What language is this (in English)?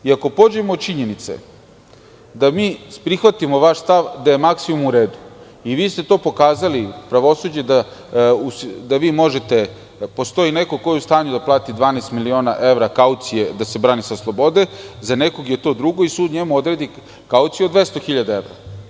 Serbian